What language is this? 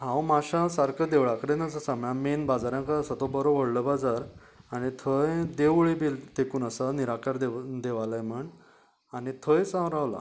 Konkani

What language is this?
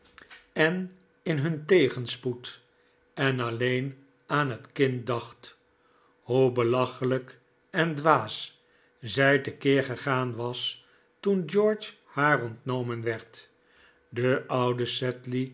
Dutch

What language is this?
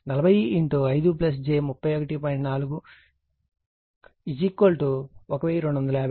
Telugu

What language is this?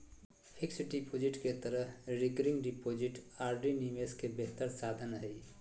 Magahi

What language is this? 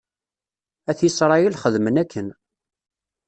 Kabyle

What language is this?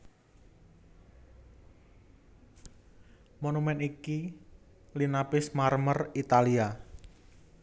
Javanese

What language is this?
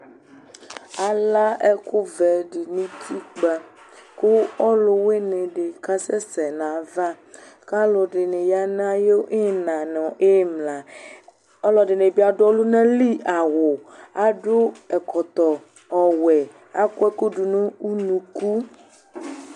Ikposo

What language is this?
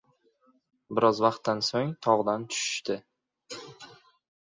Uzbek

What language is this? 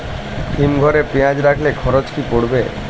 Bangla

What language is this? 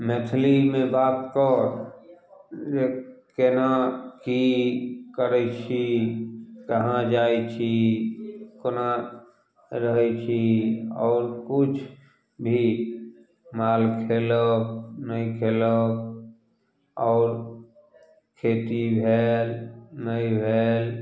Maithili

